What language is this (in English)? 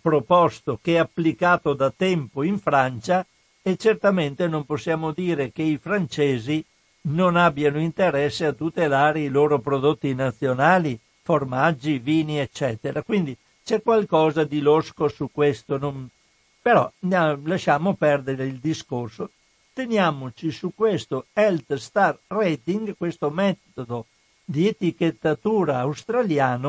Italian